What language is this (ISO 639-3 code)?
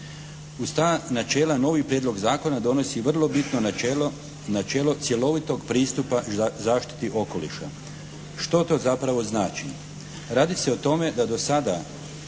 hrv